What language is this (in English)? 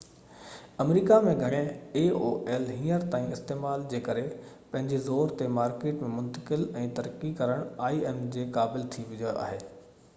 Sindhi